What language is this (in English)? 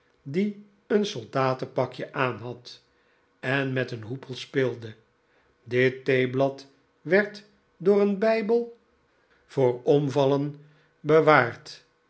Dutch